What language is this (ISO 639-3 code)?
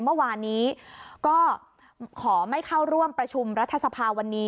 tha